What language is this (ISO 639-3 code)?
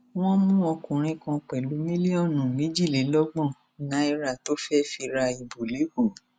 yor